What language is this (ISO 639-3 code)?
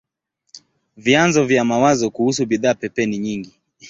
swa